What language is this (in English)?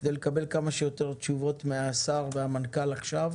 Hebrew